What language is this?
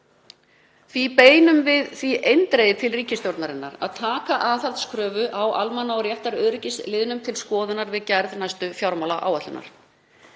Icelandic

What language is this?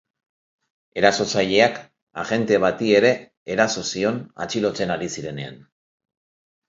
Basque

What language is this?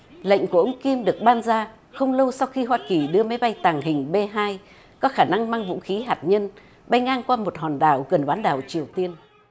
Vietnamese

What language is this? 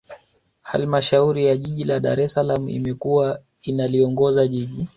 Swahili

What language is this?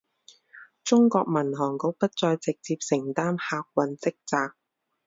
Chinese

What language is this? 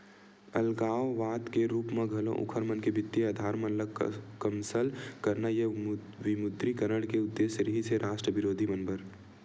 Chhattisgarhi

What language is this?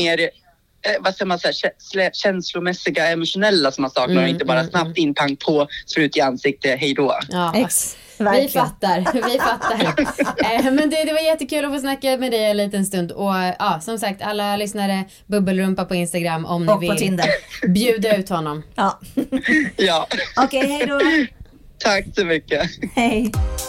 Swedish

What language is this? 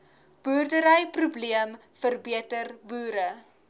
Afrikaans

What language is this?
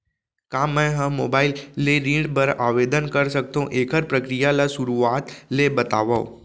Chhattisgarhi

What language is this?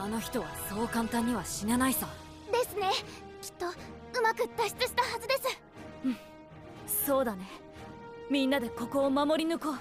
Japanese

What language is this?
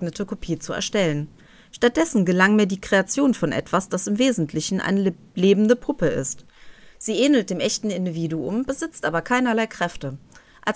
German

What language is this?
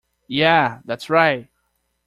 English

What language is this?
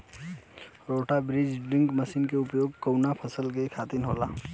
Bhojpuri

